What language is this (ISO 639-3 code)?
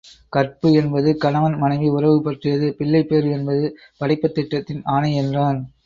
tam